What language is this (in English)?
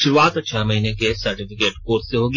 Hindi